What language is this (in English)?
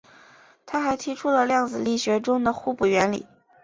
Chinese